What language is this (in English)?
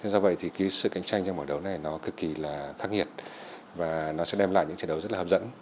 Vietnamese